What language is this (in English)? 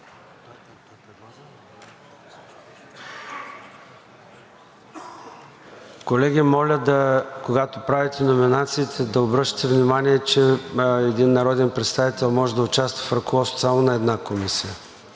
Bulgarian